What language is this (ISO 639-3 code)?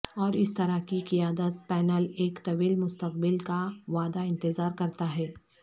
urd